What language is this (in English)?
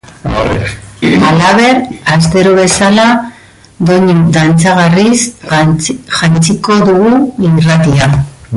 Basque